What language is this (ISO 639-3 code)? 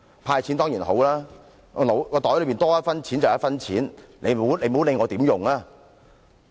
yue